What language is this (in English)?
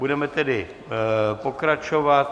Czech